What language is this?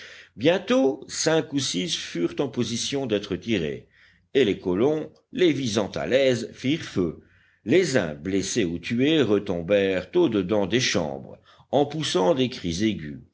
French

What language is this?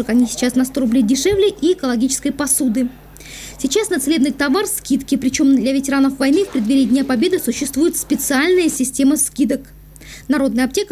Russian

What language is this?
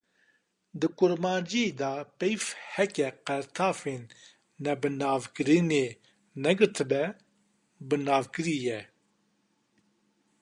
Kurdish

